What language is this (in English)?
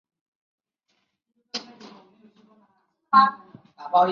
Chinese